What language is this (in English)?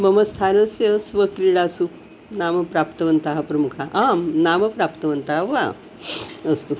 Sanskrit